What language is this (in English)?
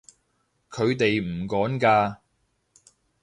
Cantonese